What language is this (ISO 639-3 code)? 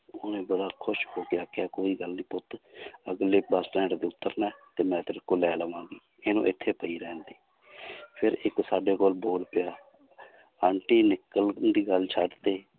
pan